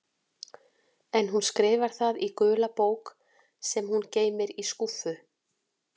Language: Icelandic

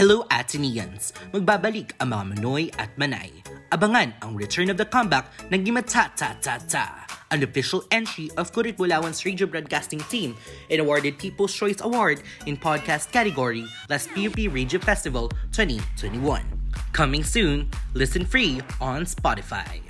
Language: Filipino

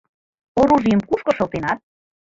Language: Mari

